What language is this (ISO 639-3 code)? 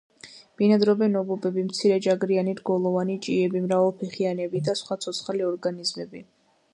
kat